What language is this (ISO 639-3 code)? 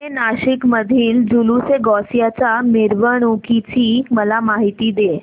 mar